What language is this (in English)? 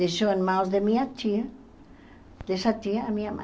Portuguese